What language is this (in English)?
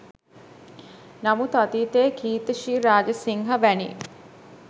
Sinhala